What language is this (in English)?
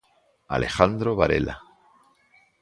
Galician